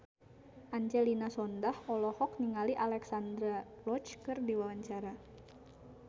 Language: Sundanese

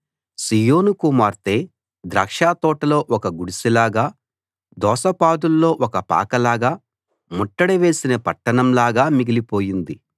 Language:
Telugu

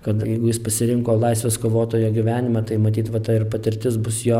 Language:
Lithuanian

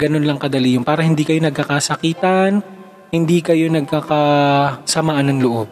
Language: Filipino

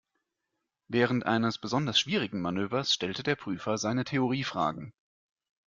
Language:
German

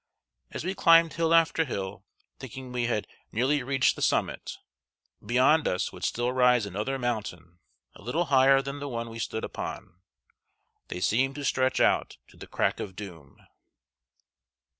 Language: English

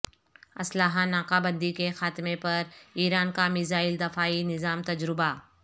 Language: Urdu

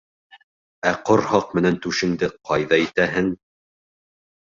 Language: Bashkir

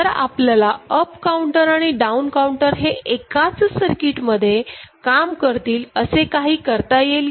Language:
Marathi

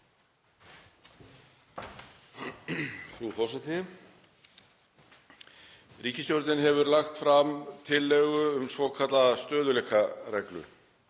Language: Icelandic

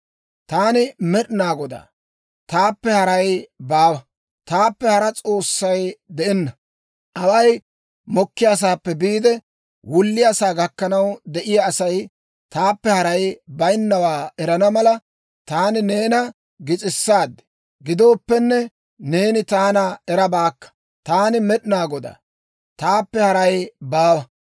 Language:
Dawro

